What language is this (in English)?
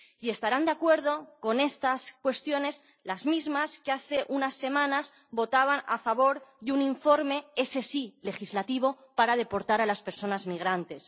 Spanish